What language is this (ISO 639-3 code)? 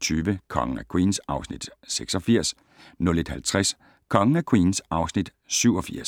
dan